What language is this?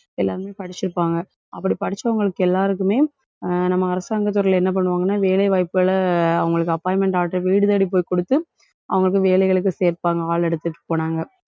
Tamil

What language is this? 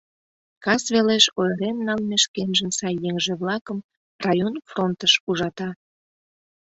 Mari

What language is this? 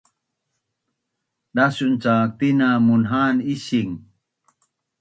Bunun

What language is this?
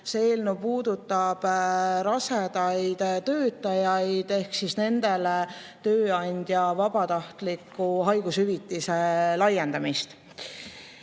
Estonian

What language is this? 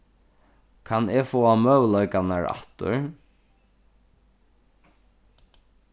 Faroese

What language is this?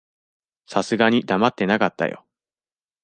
Japanese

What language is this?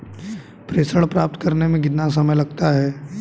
Hindi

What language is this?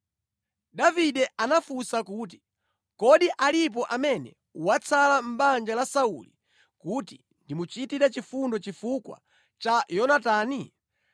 Nyanja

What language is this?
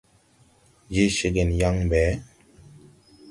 Tupuri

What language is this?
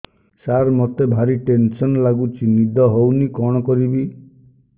Odia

